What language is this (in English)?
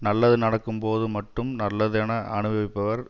Tamil